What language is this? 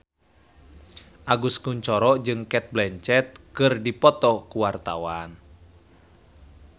Sundanese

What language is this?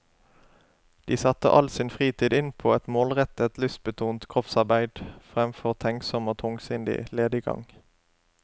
Norwegian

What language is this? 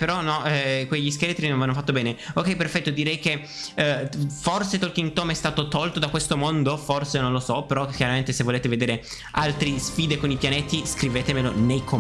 Italian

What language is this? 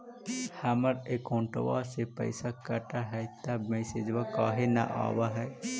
Magahi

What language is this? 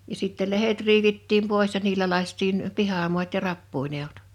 Finnish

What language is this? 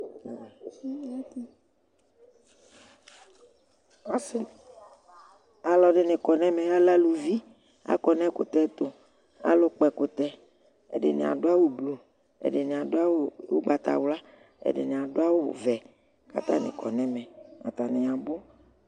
Ikposo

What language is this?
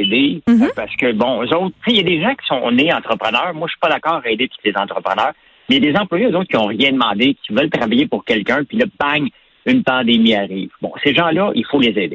French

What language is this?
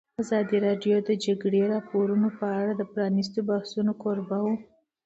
Pashto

